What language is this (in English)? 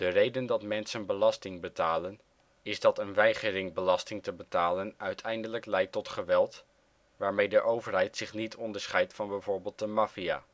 Dutch